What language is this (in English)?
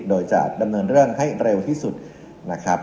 Thai